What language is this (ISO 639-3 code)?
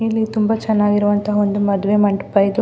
kan